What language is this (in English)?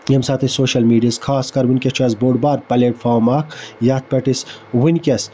Kashmiri